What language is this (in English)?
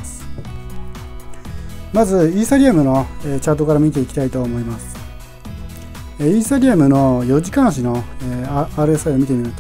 Japanese